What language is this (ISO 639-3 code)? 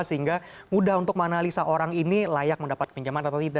ind